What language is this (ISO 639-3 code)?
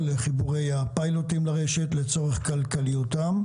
heb